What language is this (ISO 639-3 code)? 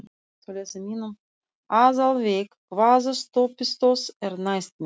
isl